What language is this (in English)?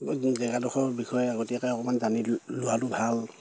Assamese